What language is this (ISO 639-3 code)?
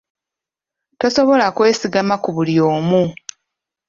lug